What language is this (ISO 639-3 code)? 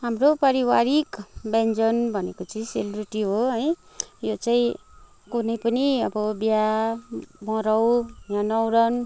nep